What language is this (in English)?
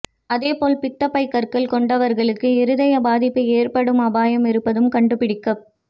Tamil